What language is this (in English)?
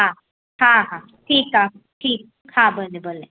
Sindhi